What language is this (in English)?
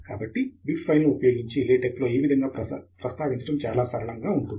Telugu